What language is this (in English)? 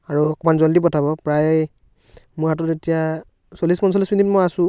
Assamese